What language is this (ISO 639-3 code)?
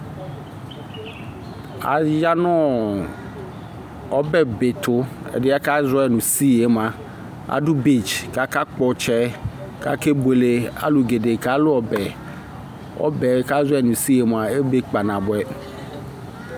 kpo